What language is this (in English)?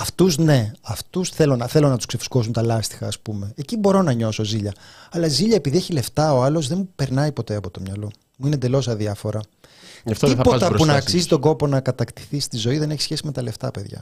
Greek